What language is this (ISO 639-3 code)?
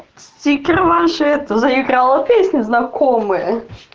rus